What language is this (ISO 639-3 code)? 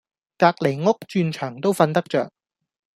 yue